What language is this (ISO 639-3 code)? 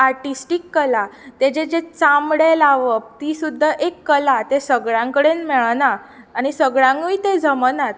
kok